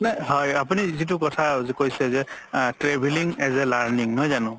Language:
Assamese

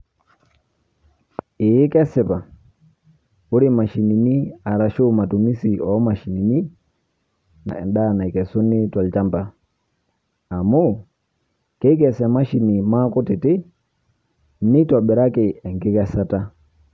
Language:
Masai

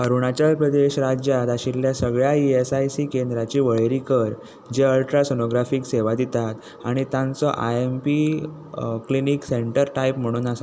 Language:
Konkani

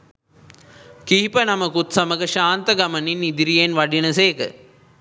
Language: Sinhala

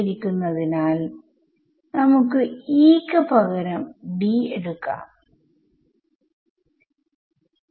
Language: Malayalam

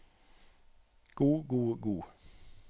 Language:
Norwegian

